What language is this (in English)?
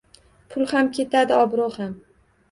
Uzbek